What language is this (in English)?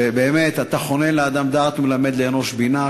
Hebrew